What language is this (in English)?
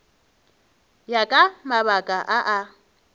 Northern Sotho